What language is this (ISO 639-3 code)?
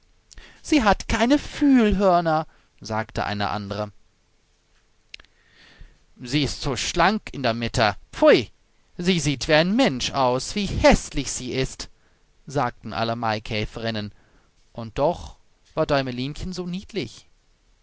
deu